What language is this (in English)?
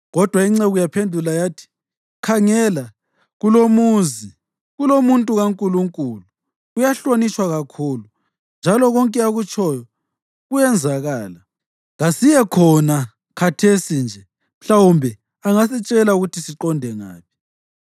North Ndebele